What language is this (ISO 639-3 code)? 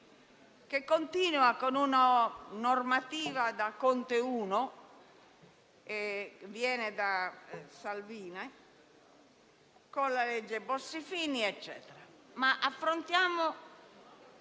ita